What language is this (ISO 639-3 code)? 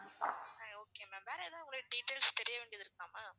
tam